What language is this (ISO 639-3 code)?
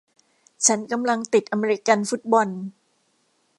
tha